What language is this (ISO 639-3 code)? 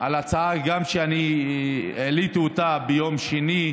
heb